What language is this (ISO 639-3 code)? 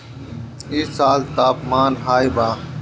bho